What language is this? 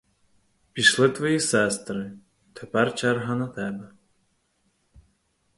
Ukrainian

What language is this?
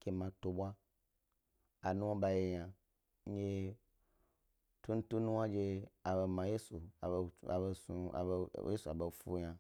Gbari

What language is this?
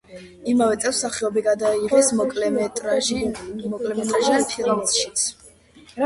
Georgian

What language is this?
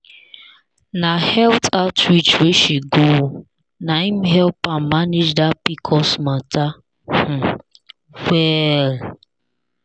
Nigerian Pidgin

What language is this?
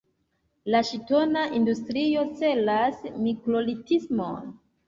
Esperanto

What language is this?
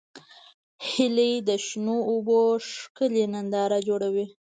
Pashto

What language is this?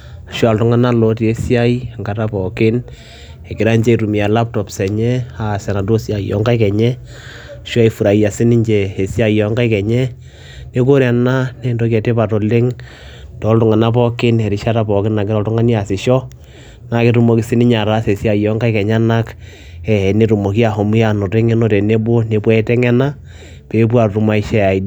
Masai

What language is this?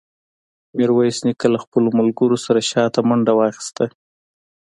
Pashto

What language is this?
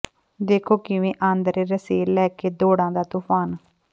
Punjabi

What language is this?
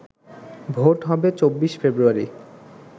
Bangla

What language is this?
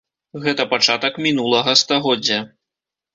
Belarusian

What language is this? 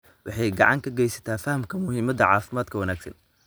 Somali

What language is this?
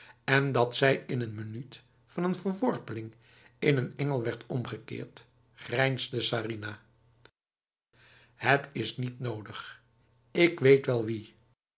Dutch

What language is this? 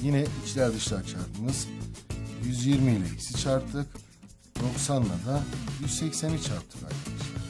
Turkish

